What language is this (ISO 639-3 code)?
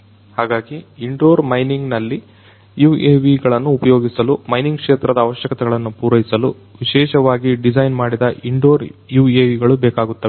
kan